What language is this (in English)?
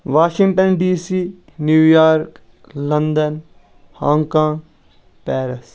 Kashmiri